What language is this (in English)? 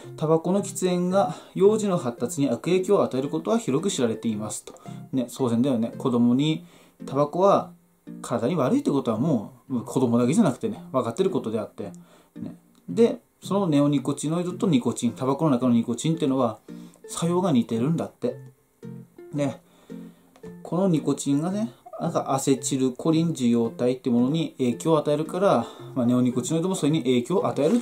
Japanese